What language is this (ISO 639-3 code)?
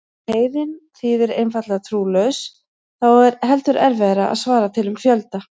isl